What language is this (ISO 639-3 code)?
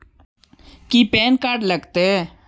mag